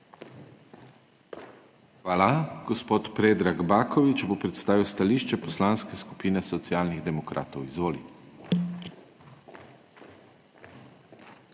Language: Slovenian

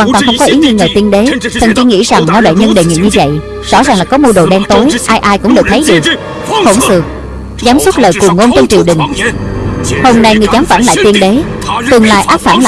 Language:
Vietnamese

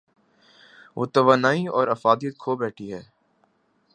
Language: Urdu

